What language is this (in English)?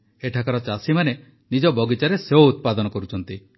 Odia